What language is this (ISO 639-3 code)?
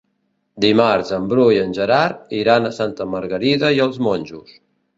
cat